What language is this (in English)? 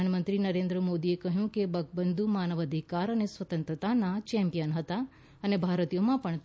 Gujarati